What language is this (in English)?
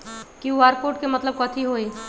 Magahi